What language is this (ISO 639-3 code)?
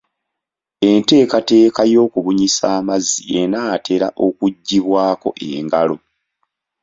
lug